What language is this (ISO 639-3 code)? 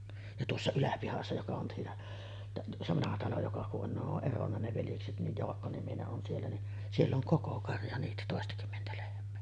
fin